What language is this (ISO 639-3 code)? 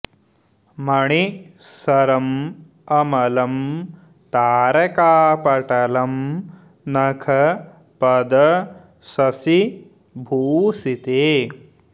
san